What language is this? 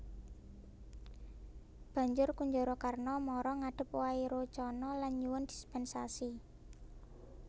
Javanese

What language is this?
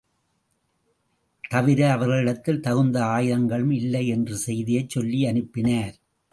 Tamil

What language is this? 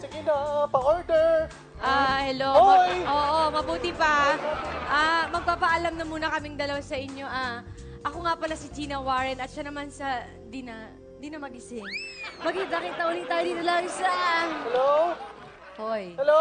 Filipino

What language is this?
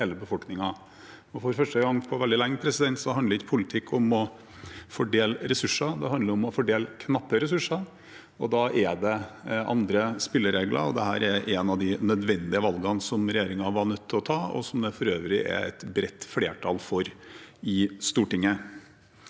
Norwegian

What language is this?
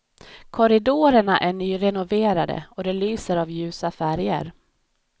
Swedish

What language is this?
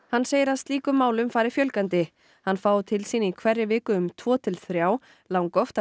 Icelandic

